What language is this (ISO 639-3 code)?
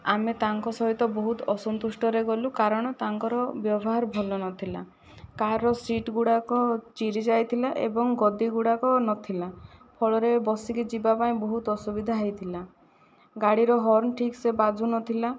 ori